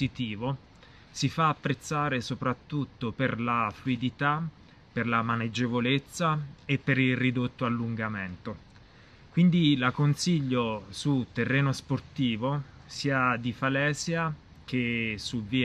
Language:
Italian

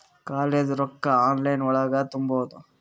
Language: Kannada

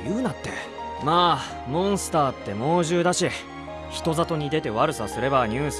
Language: Japanese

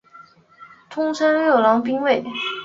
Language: Chinese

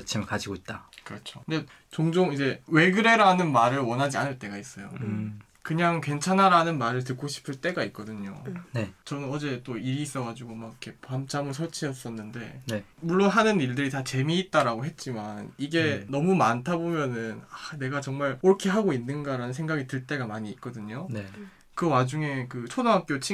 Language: Korean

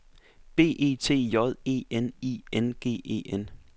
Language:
Danish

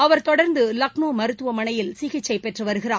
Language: Tamil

